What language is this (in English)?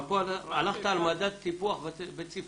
Hebrew